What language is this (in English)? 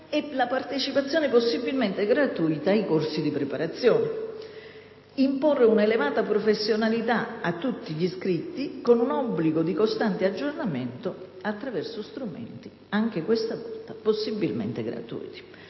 Italian